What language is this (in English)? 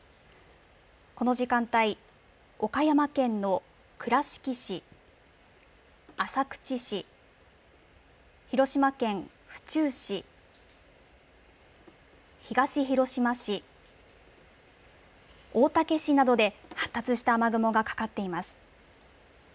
Japanese